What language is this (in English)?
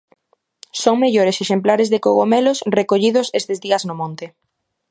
Galician